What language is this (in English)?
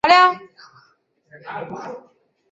Chinese